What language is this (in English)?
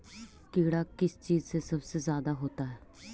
Magahi